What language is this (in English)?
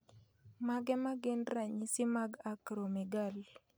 Luo (Kenya and Tanzania)